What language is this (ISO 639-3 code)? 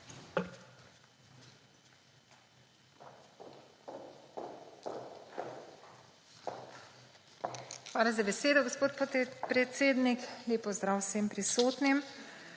slv